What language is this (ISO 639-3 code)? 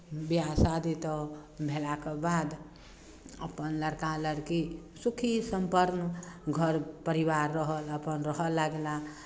mai